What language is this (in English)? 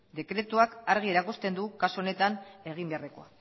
Basque